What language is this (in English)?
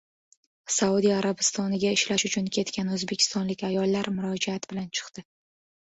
Uzbek